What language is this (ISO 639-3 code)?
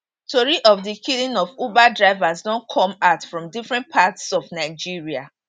pcm